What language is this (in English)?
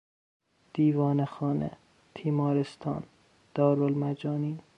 Persian